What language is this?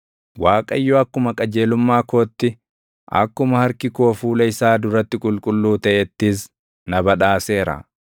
Oromo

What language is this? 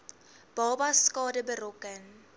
Afrikaans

